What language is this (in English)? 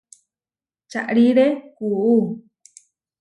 Huarijio